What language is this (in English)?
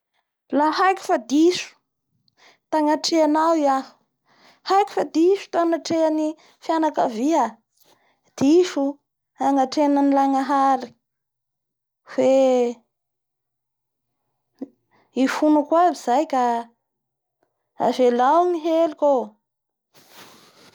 Bara Malagasy